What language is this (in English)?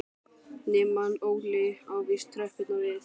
Icelandic